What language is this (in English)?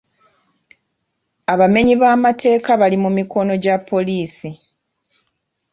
Ganda